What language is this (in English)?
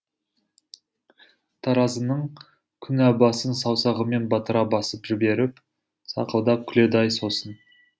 Kazakh